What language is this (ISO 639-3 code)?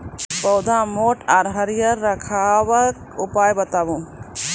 mai